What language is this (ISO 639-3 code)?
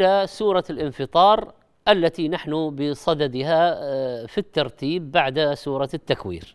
ara